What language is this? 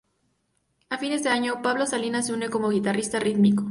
Spanish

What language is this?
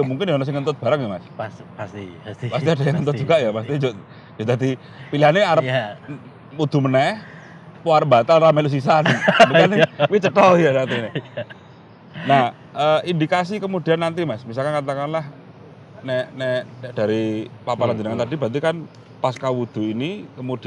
Indonesian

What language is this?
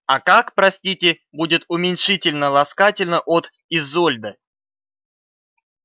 Russian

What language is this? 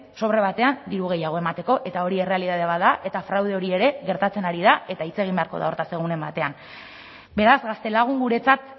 Basque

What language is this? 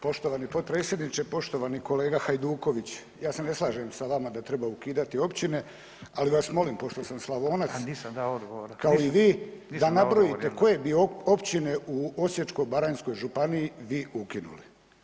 Croatian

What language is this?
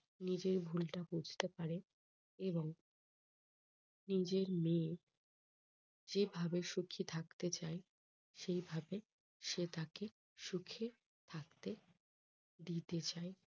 Bangla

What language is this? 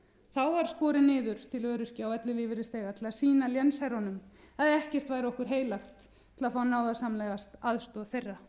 Icelandic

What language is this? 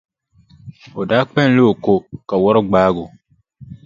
Dagbani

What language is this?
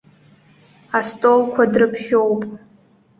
Abkhazian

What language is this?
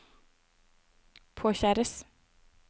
Norwegian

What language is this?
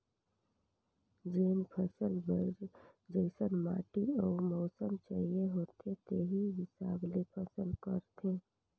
Chhattisgarhi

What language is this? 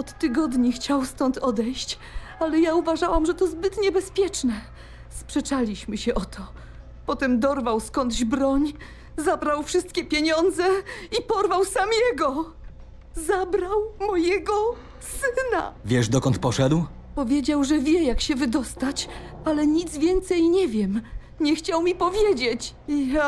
Polish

